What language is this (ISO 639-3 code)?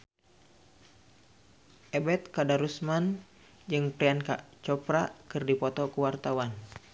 sun